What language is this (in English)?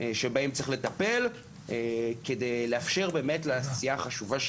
Hebrew